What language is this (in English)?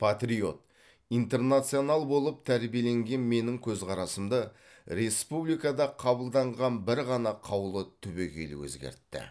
Kazakh